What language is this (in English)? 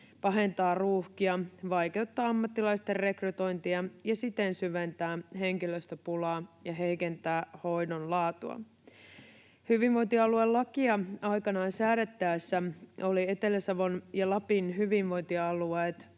Finnish